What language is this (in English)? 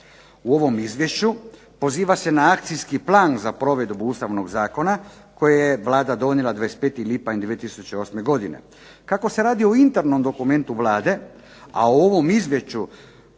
Croatian